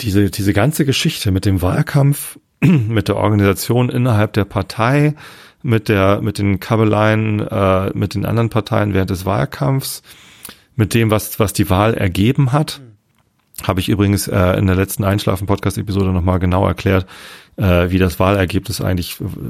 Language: German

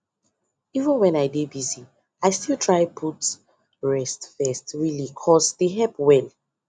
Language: Nigerian Pidgin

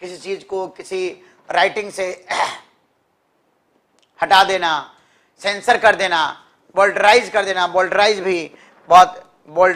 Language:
Hindi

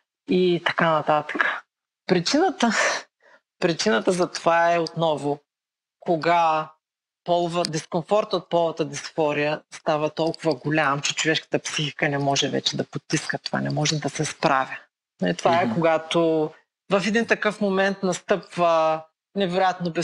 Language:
Bulgarian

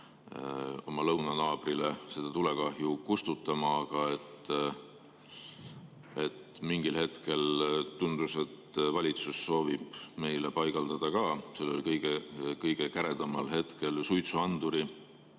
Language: Estonian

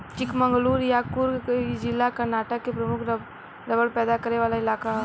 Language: Bhojpuri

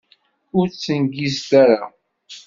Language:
Kabyle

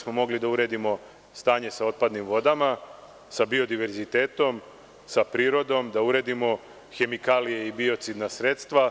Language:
Serbian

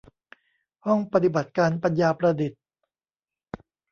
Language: Thai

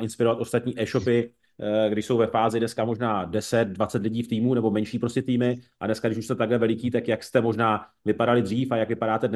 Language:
Czech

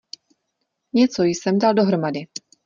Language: Czech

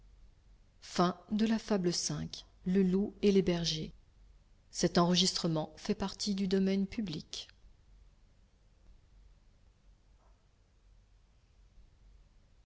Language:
French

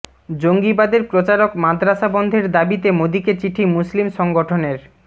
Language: Bangla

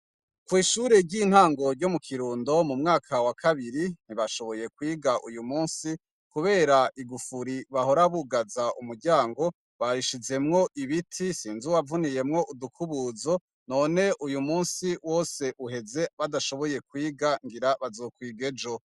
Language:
Rundi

